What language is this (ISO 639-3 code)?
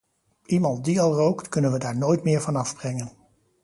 nld